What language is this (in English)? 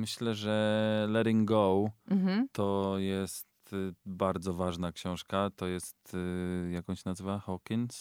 Polish